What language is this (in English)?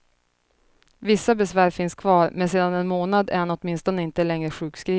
Swedish